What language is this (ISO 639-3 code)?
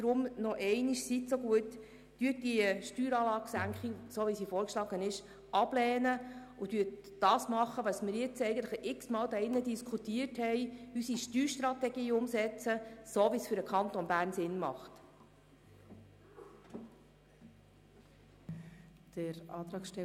gsw